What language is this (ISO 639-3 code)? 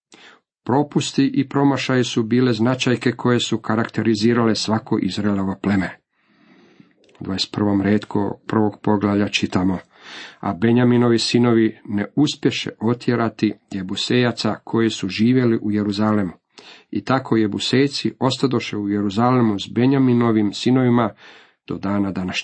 hrv